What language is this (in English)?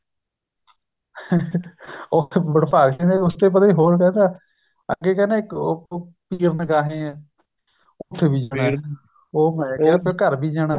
Punjabi